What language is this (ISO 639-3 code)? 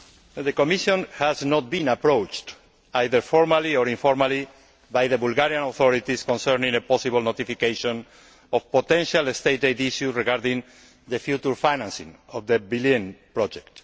eng